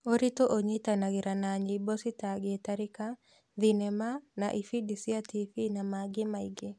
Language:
Kikuyu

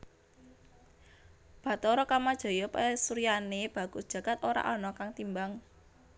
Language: Javanese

